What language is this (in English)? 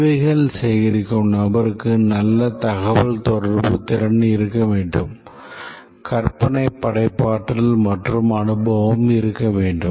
Tamil